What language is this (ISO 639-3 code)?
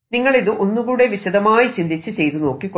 mal